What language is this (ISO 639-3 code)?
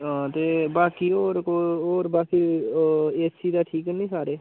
doi